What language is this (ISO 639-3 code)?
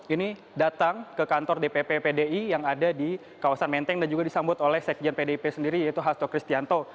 ind